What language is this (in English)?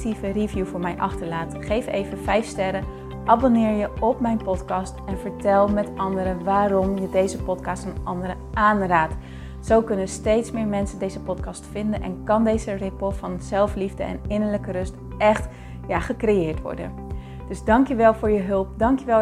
Dutch